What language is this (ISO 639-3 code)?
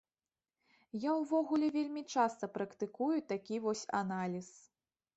bel